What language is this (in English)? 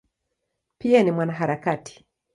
Swahili